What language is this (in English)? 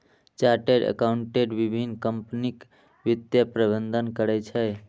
Maithili